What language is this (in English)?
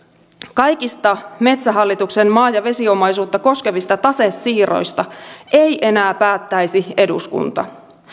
Finnish